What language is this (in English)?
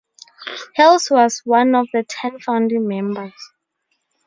English